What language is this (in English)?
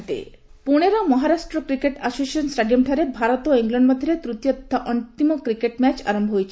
Odia